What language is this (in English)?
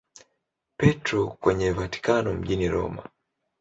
Swahili